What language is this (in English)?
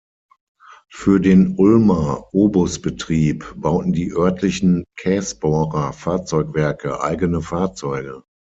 German